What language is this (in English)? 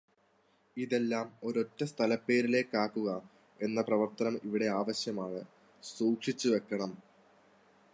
Malayalam